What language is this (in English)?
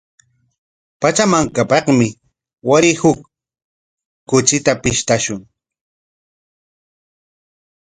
Corongo Ancash Quechua